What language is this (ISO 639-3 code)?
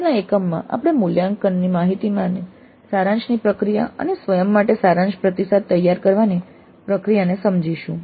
guj